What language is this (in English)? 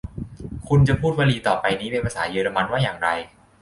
Thai